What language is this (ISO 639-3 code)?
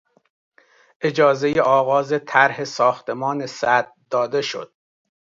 fas